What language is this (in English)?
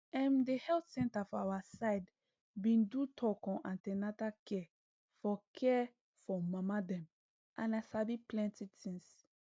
Nigerian Pidgin